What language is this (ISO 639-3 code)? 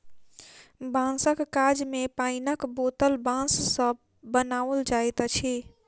mai